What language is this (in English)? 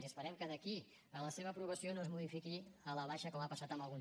Catalan